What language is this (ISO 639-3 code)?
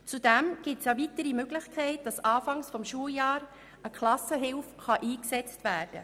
gsw